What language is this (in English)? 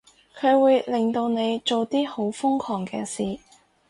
Cantonese